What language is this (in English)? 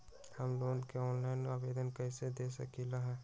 Magahi